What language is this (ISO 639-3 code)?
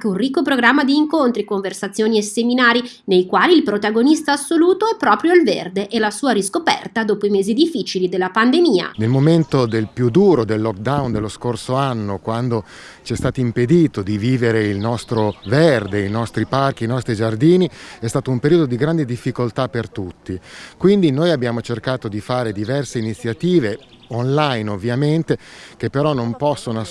ita